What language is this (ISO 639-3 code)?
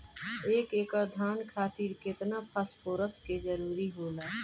bho